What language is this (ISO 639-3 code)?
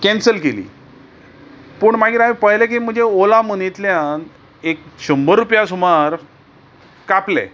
kok